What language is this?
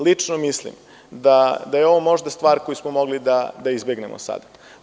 Serbian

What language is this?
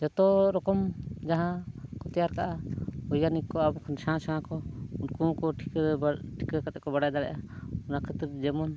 Santali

